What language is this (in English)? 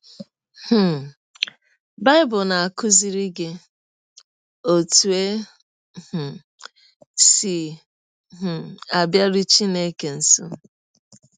Igbo